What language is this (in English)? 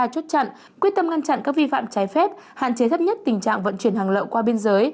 Vietnamese